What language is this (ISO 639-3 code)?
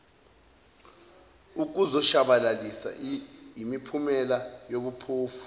zul